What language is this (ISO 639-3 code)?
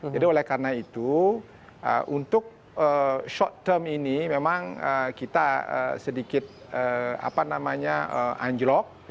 ind